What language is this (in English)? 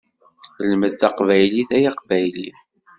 Kabyle